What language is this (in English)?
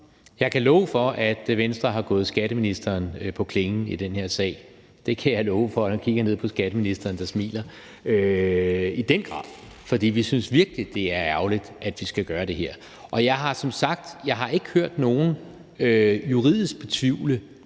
Danish